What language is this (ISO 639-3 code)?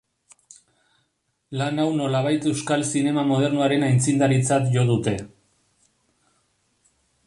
eus